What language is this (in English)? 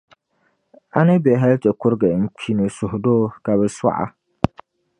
Dagbani